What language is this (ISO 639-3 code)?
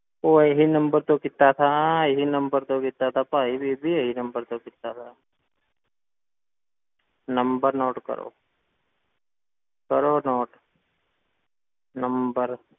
pan